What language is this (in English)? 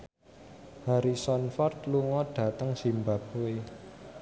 Javanese